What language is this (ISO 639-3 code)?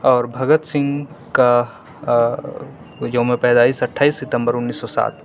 urd